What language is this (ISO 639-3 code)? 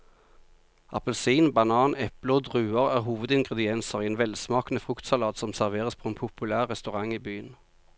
nor